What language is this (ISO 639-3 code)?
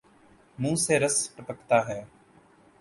urd